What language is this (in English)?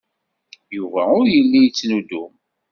Kabyle